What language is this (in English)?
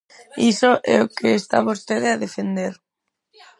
Galician